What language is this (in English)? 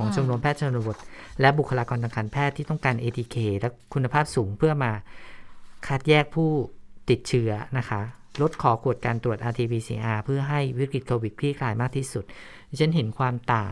Thai